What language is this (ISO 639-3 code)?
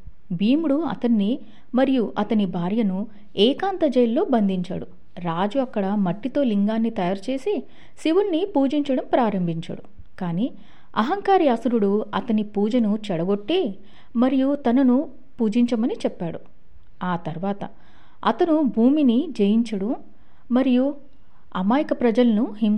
tel